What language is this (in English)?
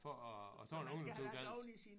Danish